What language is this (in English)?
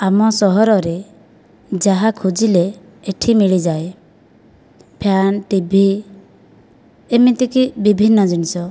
Odia